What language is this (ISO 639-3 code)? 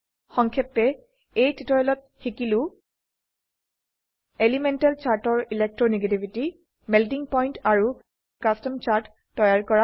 asm